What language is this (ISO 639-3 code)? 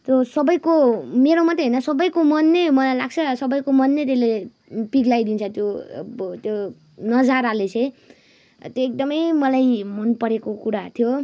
nep